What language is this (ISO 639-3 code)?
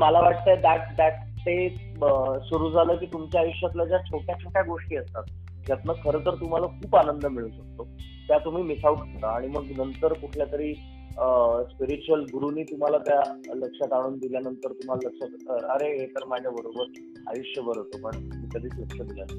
mar